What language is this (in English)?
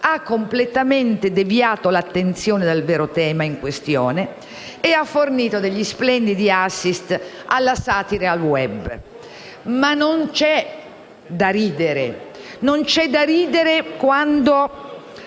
Italian